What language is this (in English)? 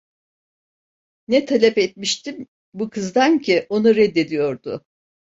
Turkish